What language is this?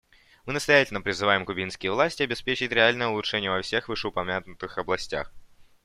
Russian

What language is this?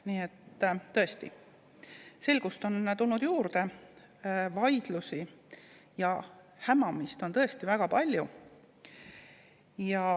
Estonian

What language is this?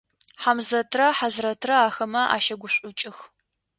Adyghe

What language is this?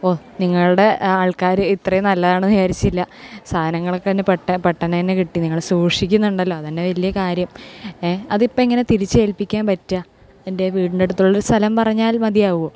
Malayalam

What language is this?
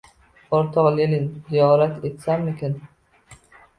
Uzbek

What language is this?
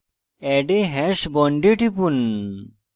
Bangla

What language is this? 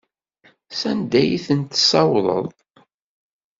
Kabyle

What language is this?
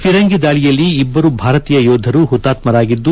Kannada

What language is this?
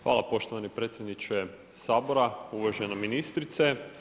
Croatian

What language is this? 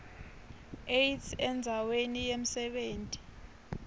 Swati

